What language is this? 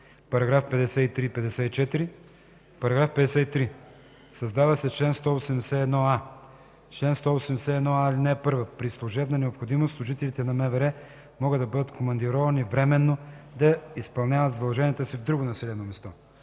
Bulgarian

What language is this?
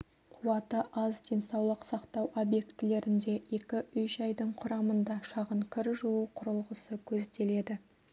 Kazakh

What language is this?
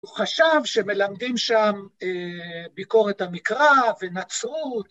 Hebrew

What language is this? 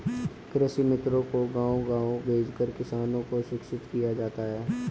Hindi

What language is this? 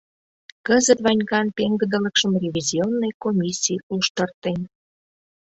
Mari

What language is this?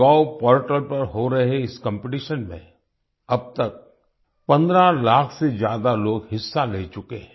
Hindi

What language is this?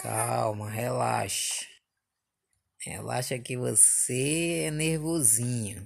Portuguese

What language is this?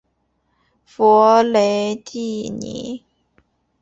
Chinese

